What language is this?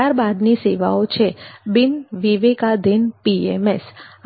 Gujarati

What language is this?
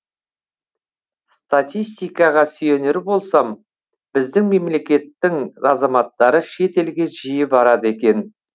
Kazakh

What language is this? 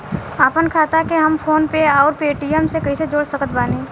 Bhojpuri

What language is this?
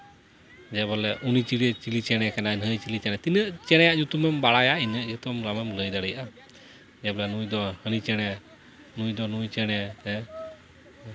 Santali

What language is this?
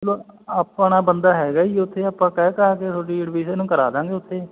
Punjabi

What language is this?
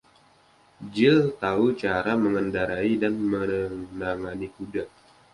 Indonesian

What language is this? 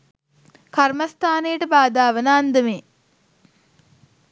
Sinhala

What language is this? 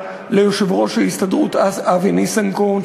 Hebrew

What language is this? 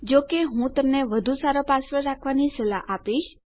Gujarati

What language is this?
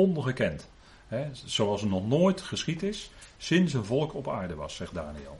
Dutch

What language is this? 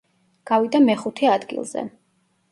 Georgian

